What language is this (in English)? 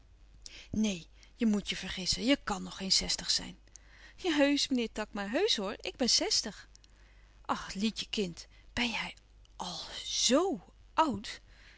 Dutch